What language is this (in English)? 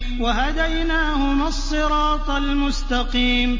Arabic